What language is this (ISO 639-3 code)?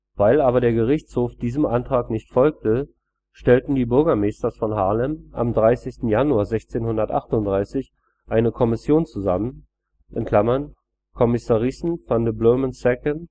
deu